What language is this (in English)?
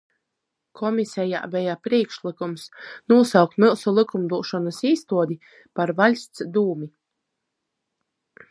Latgalian